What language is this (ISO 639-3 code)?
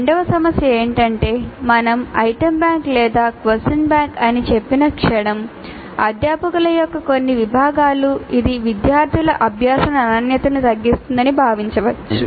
tel